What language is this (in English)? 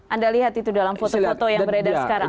Indonesian